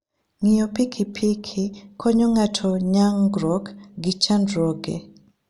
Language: Luo (Kenya and Tanzania)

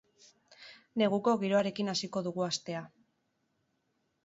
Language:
Basque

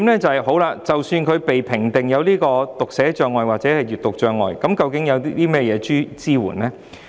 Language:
Cantonese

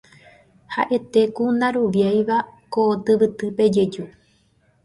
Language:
Guarani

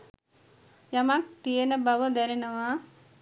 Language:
Sinhala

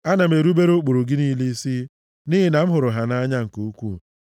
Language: Igbo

